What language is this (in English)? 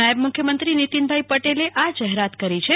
Gujarati